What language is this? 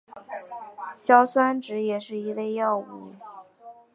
Chinese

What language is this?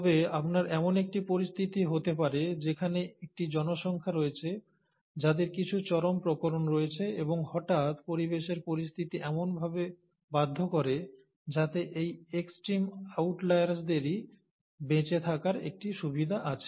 Bangla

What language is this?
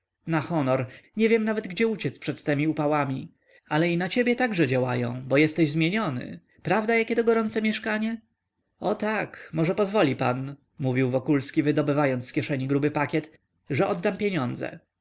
Polish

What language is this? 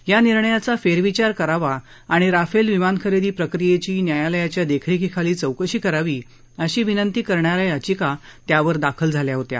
Marathi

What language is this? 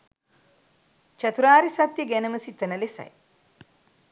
Sinhala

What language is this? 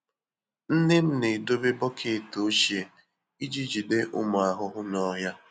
Igbo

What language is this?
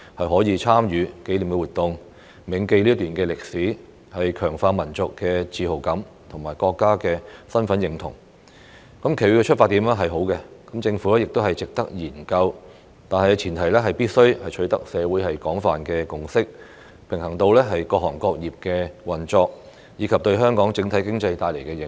Cantonese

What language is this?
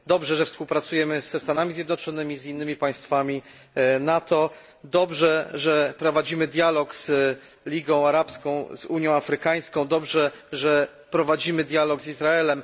Polish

